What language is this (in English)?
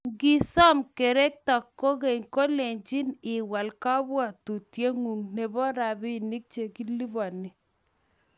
Kalenjin